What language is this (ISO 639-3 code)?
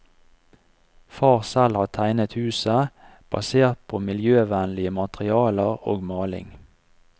nor